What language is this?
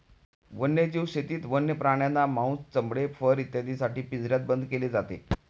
Marathi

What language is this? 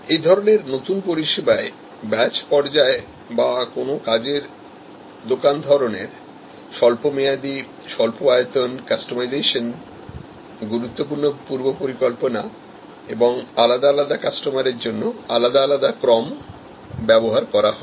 Bangla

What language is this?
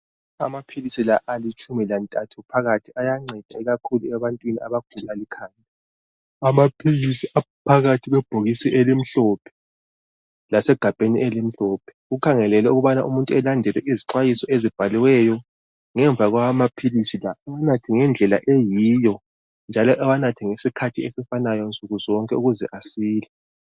North Ndebele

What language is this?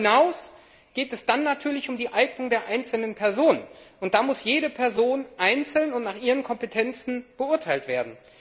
German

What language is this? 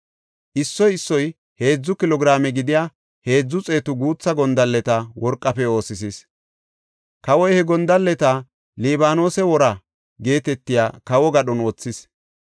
Gofa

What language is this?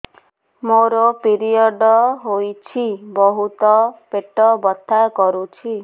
Odia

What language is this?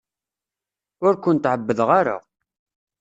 Kabyle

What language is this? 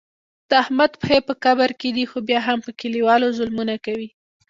Pashto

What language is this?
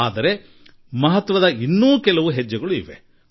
Kannada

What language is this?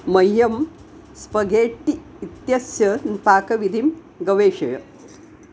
Sanskrit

